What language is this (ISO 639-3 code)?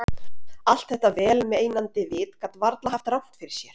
isl